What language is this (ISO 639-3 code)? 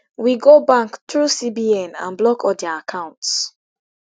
pcm